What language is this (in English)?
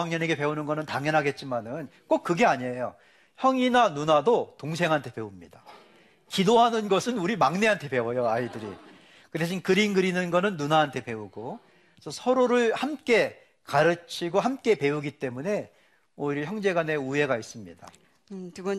Korean